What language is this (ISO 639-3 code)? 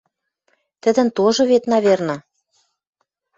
mrj